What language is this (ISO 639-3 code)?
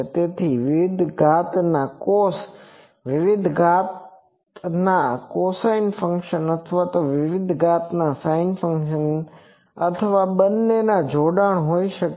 guj